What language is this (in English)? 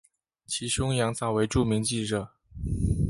Chinese